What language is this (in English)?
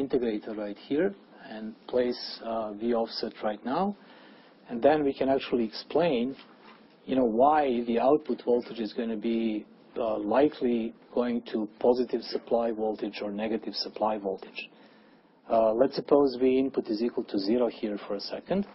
English